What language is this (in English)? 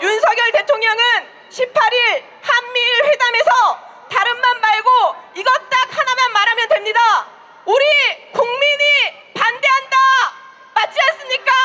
Korean